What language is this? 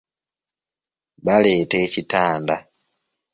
Ganda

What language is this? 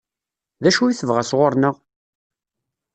Kabyle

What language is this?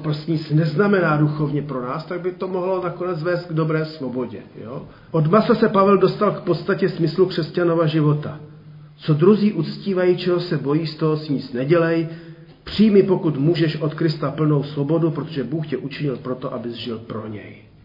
Czech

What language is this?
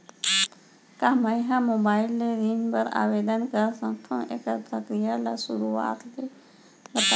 Chhattisgarhi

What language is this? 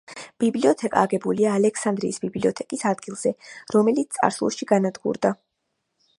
Georgian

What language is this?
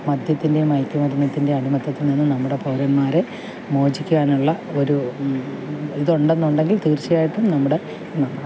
Malayalam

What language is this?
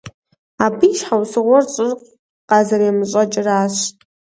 Kabardian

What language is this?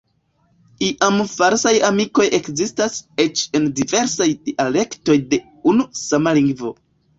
Esperanto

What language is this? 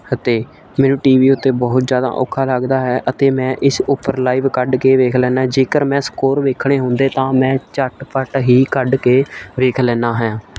Punjabi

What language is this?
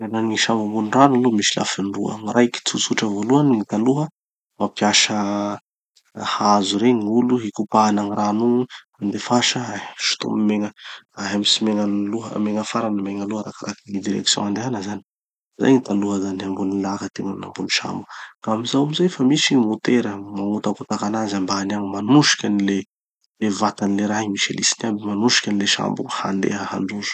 Tanosy Malagasy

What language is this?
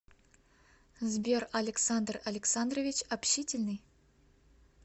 Russian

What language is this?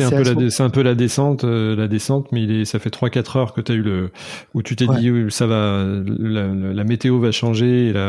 French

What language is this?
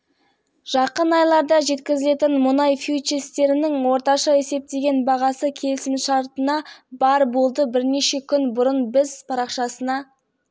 Kazakh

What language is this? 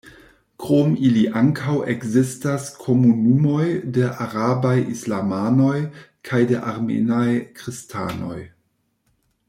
Esperanto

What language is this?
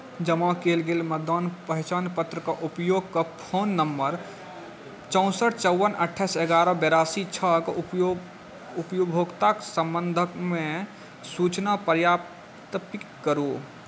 Maithili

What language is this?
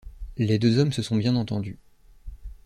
French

